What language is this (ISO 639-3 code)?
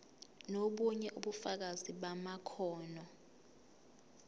zul